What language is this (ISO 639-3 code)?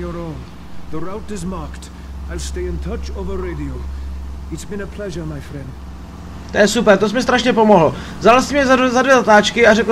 ces